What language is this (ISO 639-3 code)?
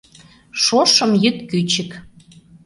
chm